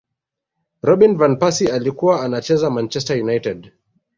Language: Swahili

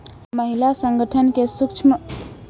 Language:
Maithili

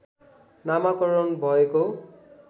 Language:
Nepali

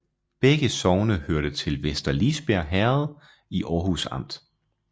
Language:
Danish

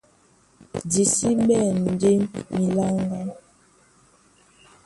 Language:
Duala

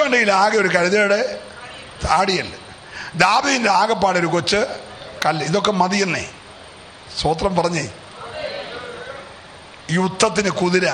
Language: Romanian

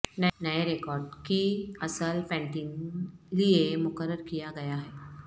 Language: Urdu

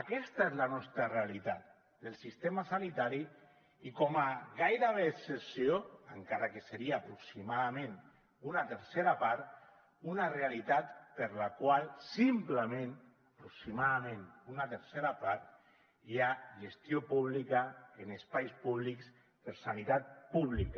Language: Catalan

